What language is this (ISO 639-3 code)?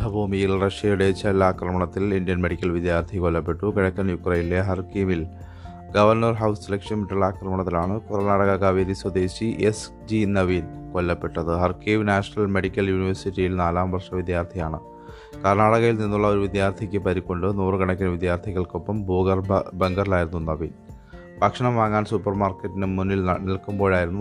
mal